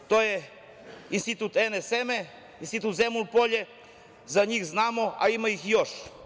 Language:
Serbian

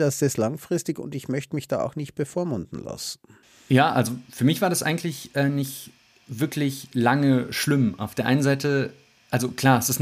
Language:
German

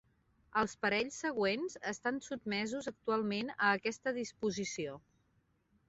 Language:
Catalan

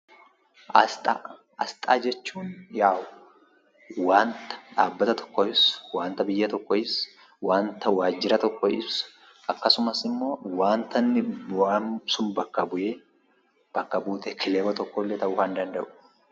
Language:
Oromo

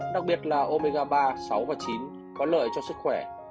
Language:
Vietnamese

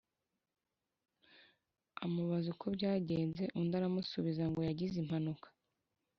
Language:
Kinyarwanda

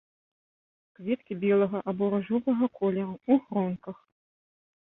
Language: Belarusian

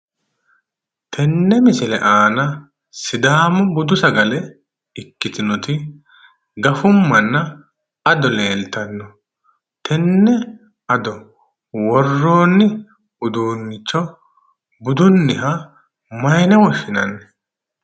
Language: Sidamo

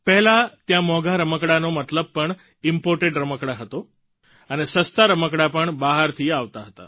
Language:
Gujarati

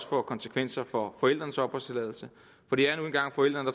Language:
Danish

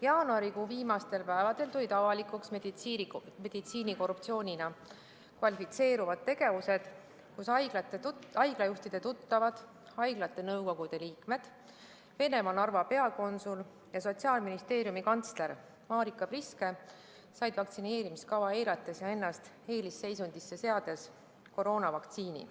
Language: Estonian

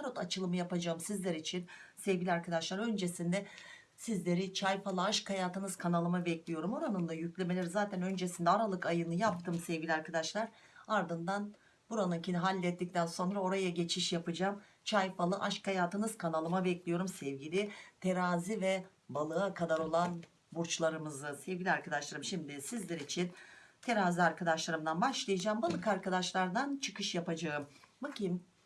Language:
Turkish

